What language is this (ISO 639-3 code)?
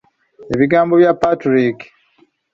lug